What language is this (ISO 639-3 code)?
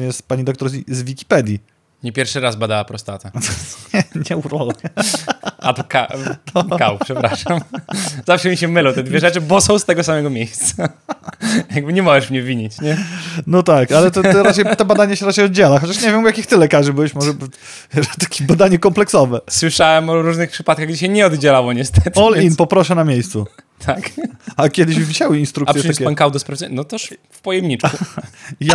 pol